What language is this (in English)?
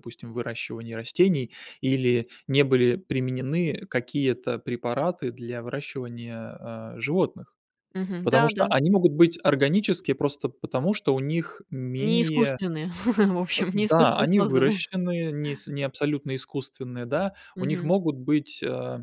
Russian